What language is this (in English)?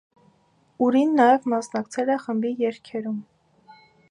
Armenian